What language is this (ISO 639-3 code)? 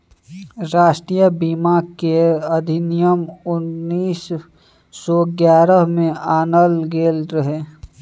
mai